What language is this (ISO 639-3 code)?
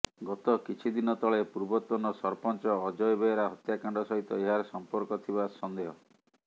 ori